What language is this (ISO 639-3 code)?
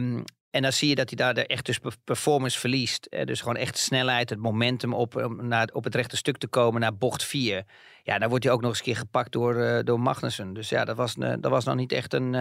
nld